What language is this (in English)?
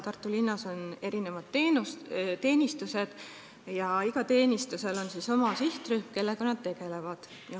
Estonian